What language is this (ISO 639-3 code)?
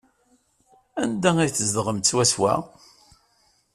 kab